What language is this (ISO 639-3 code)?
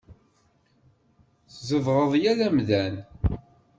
kab